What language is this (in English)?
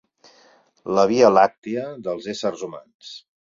Catalan